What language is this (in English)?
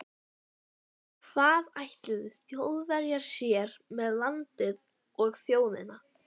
Icelandic